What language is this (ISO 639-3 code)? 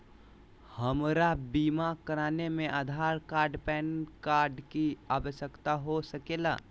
mag